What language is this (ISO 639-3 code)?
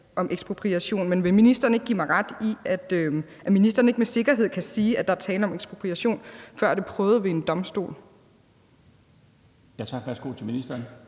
dan